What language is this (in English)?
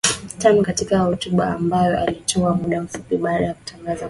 Swahili